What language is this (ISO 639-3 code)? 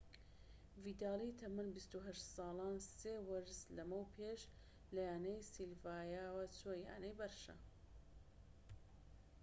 ckb